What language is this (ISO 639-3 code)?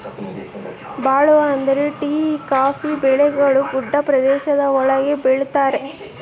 kan